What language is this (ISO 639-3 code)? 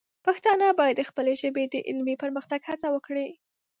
pus